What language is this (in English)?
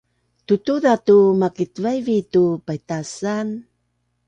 Bunun